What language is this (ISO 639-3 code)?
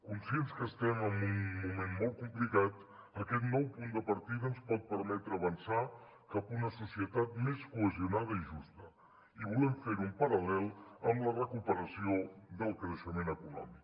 cat